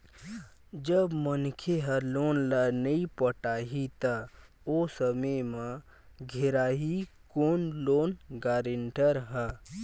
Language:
Chhattisgarhi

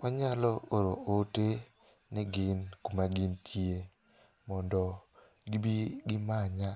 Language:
Luo (Kenya and Tanzania)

